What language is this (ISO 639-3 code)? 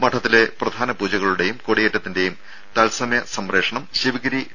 mal